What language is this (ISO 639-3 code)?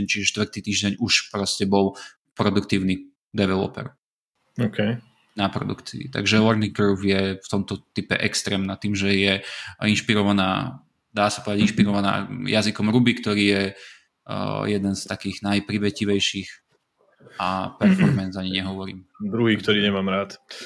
slk